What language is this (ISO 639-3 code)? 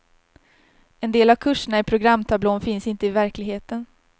swe